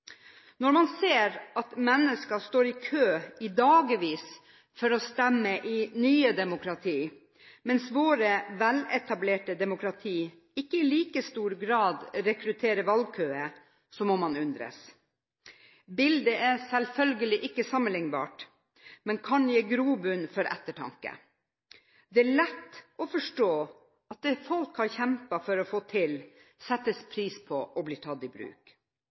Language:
Norwegian Bokmål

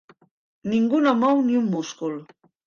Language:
Catalan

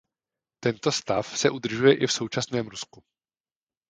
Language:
Czech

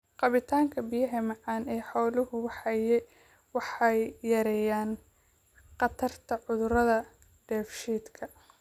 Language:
Somali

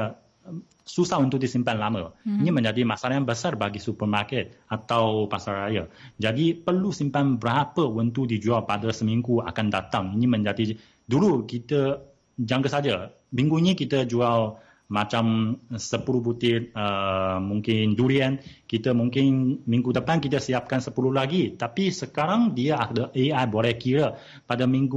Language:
Malay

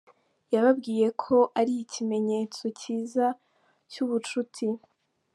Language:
Kinyarwanda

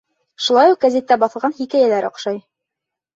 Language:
Bashkir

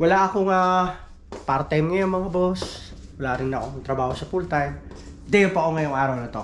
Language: Filipino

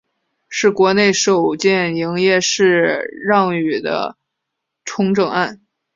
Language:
Chinese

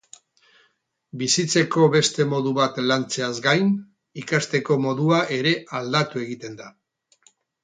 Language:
Basque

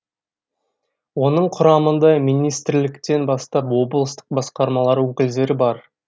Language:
Kazakh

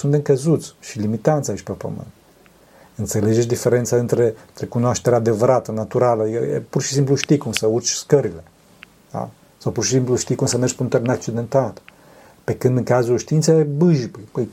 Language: Romanian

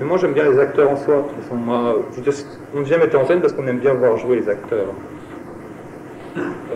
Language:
French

